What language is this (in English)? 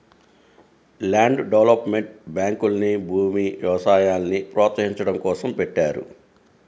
Telugu